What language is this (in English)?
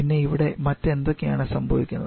Malayalam